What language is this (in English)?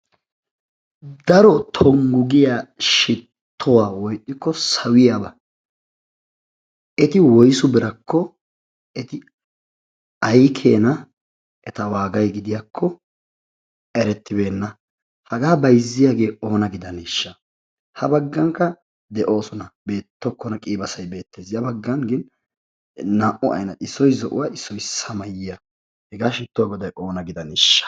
Wolaytta